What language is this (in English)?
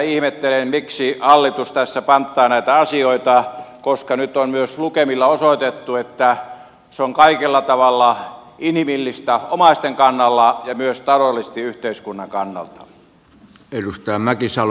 Finnish